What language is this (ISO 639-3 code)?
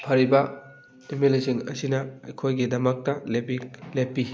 mni